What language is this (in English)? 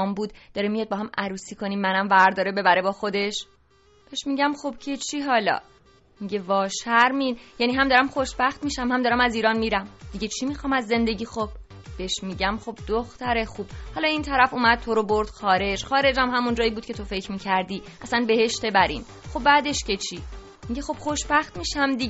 Persian